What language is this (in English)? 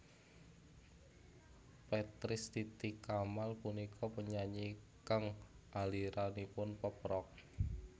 Javanese